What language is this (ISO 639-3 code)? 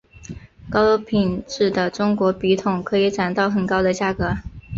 zho